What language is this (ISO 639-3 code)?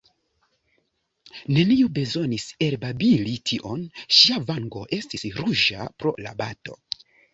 epo